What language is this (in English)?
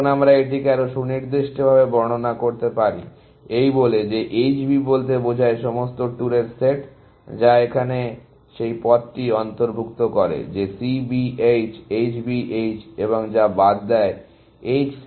Bangla